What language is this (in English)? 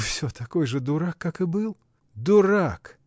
Russian